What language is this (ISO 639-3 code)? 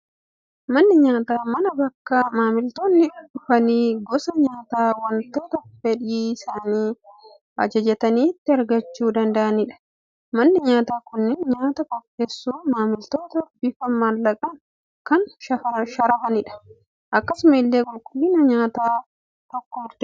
orm